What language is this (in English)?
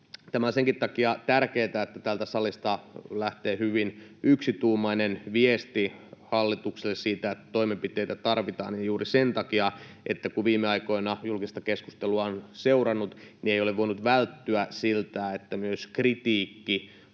Finnish